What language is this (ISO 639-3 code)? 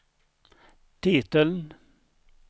swe